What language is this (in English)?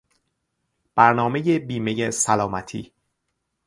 Persian